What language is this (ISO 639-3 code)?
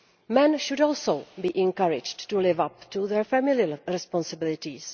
eng